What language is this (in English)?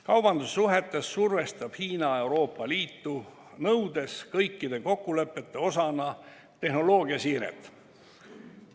Estonian